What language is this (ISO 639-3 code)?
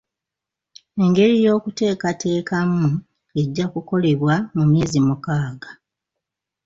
lug